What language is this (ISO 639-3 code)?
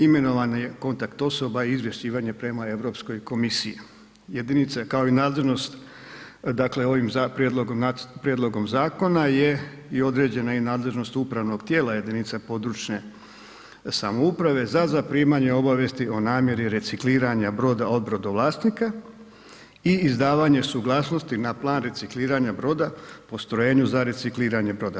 hrv